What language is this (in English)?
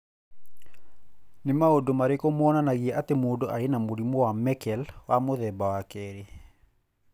Kikuyu